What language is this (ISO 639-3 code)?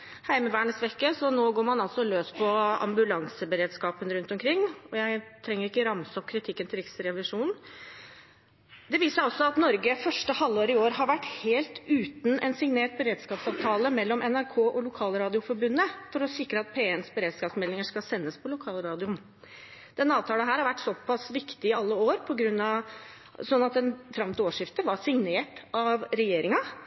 nob